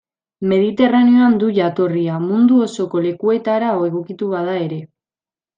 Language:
Basque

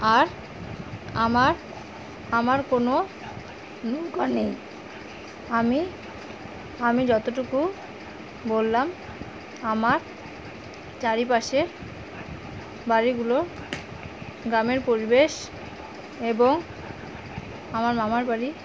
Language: Bangla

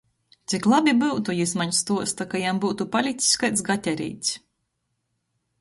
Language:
Latgalian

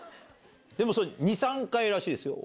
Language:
Japanese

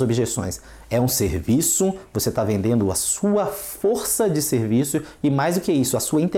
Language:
Portuguese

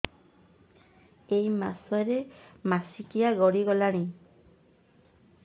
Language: Odia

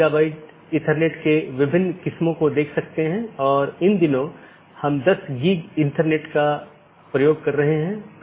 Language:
Hindi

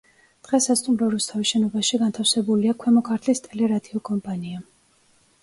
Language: Georgian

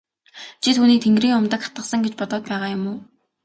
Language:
Mongolian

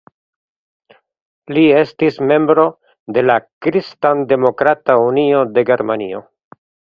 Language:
Esperanto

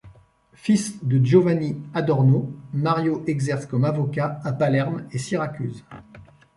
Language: French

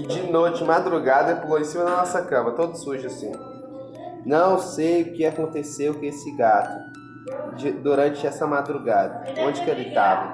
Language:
Portuguese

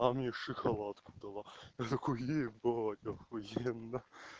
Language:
Russian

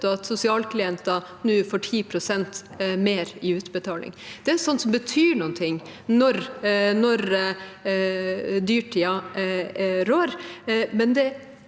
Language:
Norwegian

